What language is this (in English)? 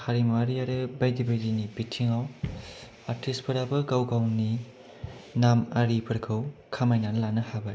Bodo